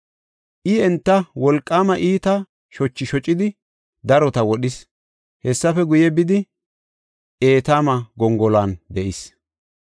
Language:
Gofa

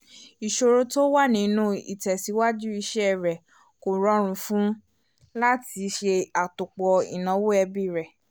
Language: Yoruba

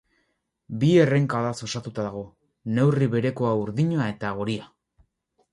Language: Basque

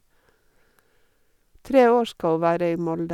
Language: Norwegian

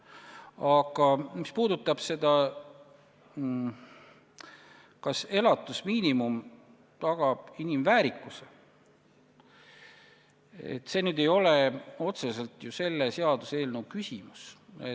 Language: Estonian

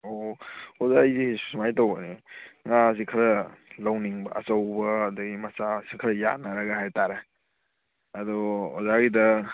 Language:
Manipuri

